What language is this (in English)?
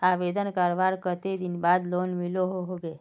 Magahi